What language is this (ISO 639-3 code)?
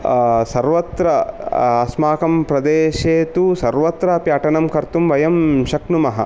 san